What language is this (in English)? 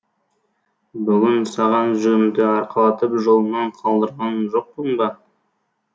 Kazakh